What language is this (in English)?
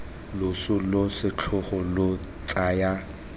Tswana